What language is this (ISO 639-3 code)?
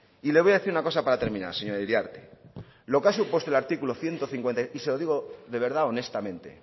spa